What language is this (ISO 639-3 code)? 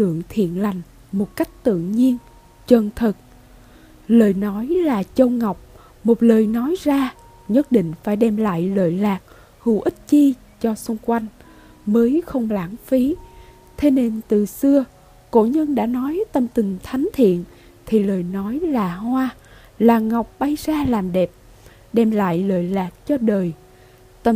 vie